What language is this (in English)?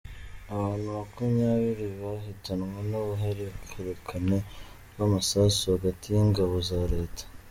Kinyarwanda